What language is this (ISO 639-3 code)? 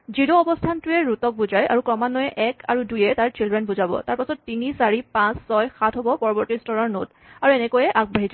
asm